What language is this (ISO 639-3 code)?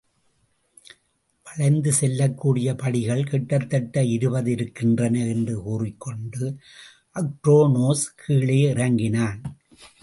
tam